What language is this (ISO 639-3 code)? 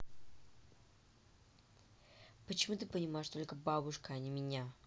rus